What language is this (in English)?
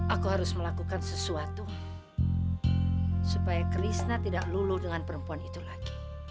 Indonesian